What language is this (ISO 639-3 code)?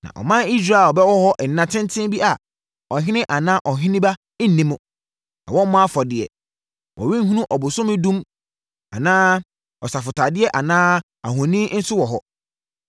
aka